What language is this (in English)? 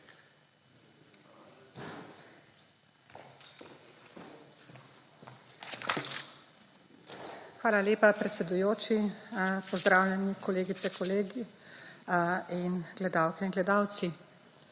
Slovenian